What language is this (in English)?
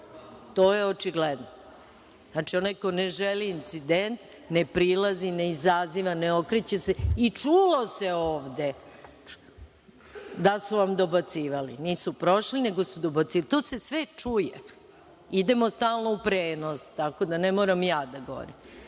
Serbian